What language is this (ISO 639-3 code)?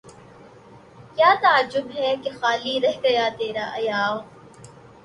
urd